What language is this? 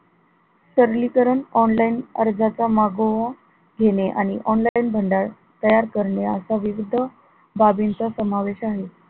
Marathi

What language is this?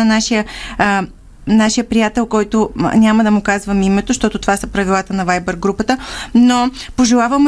Bulgarian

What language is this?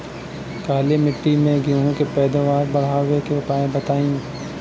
Bhojpuri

